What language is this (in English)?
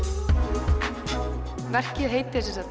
Icelandic